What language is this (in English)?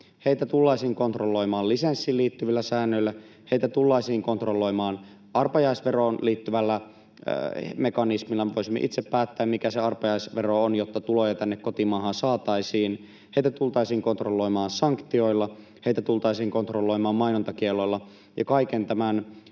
Finnish